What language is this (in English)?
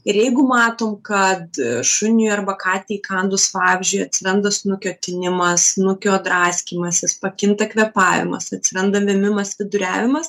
Lithuanian